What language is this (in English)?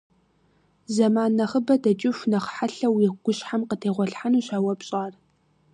Kabardian